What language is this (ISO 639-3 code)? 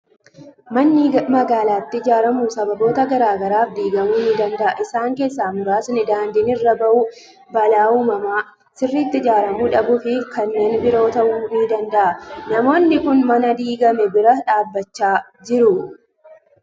orm